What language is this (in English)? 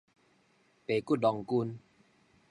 Min Nan Chinese